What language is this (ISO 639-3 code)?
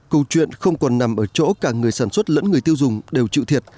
vie